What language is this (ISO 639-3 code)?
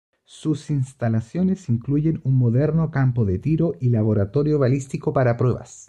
spa